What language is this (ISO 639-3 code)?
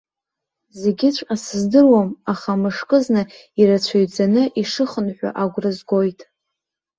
abk